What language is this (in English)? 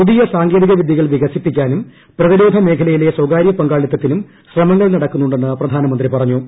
Malayalam